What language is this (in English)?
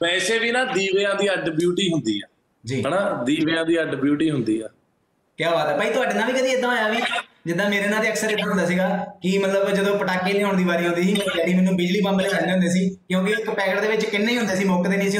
Punjabi